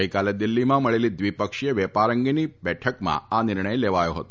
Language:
Gujarati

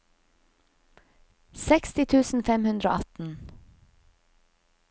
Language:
Norwegian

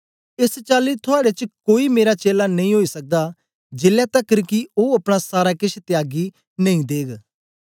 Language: Dogri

